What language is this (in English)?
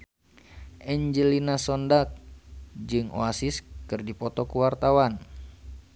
Sundanese